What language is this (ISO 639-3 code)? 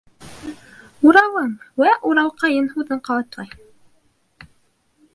bak